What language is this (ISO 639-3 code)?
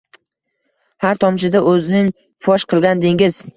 uzb